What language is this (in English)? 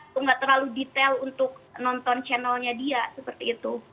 Indonesian